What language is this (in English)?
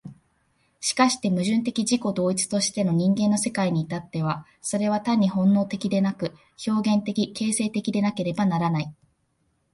Japanese